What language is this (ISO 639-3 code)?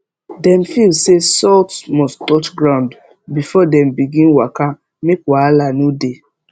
pcm